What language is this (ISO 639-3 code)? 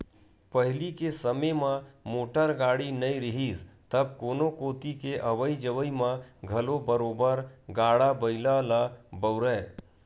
hne